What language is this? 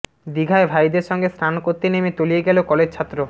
Bangla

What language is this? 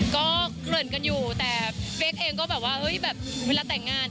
Thai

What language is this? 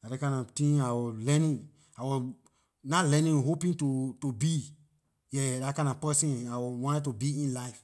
Liberian English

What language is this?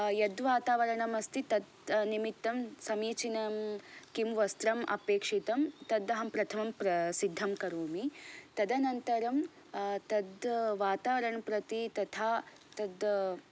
Sanskrit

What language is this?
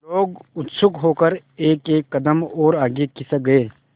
Hindi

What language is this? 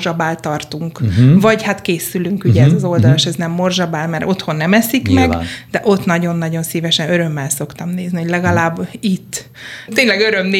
Hungarian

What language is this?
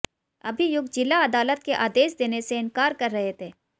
Hindi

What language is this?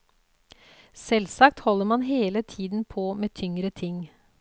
Norwegian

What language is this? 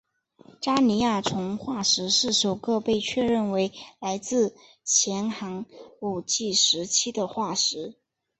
Chinese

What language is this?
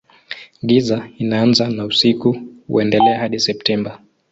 Swahili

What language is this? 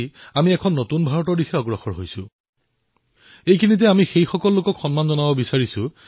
Assamese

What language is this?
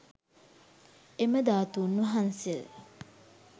Sinhala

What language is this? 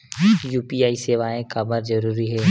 Chhattisgarhi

